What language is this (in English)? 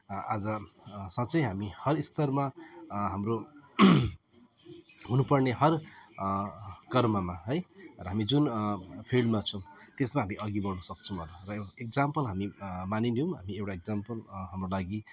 Nepali